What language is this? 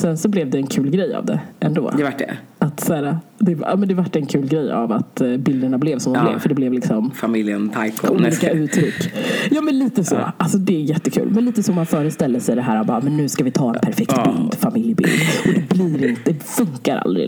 Swedish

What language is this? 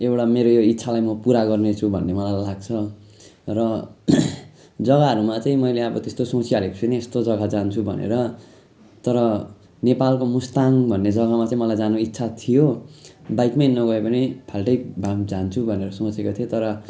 Nepali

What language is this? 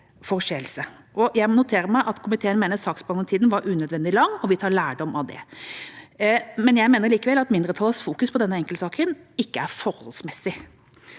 Norwegian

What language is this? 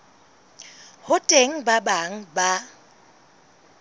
Southern Sotho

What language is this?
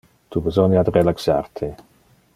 Interlingua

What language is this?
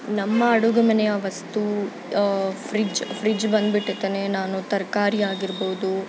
Kannada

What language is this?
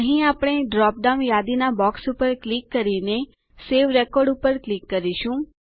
Gujarati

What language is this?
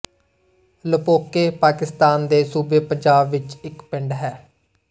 Punjabi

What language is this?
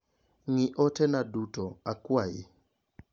Luo (Kenya and Tanzania)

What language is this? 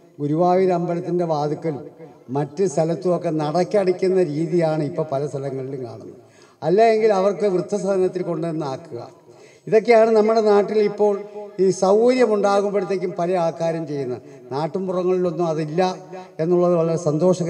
Malayalam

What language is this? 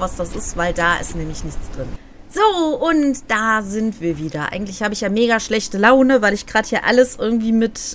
German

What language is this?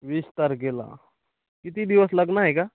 Marathi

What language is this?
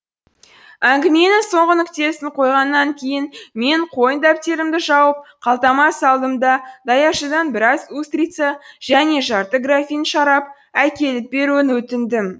Kazakh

